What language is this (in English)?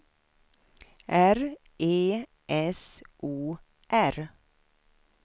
Swedish